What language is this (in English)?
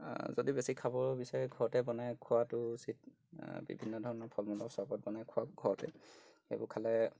Assamese